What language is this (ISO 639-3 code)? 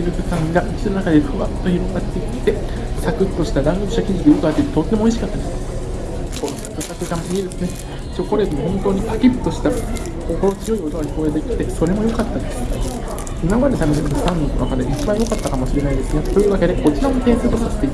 jpn